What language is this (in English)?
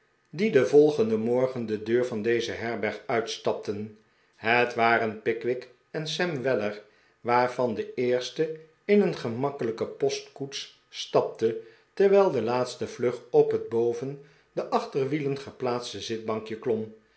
Dutch